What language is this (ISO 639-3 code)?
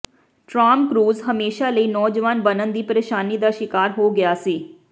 pan